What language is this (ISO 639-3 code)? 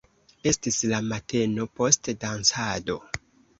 epo